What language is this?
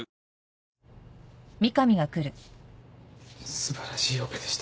Japanese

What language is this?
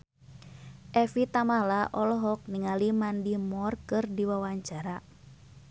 Sundanese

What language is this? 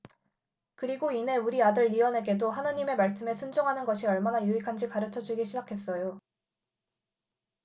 Korean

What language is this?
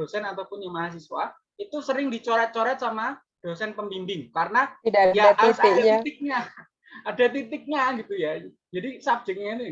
Indonesian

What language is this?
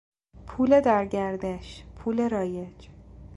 Persian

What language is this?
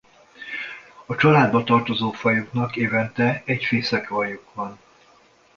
Hungarian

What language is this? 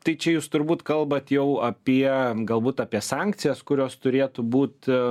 Lithuanian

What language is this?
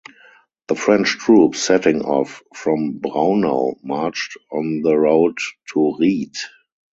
English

